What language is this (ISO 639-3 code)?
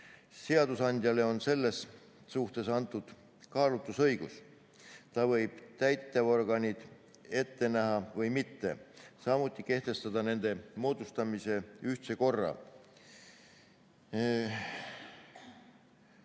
est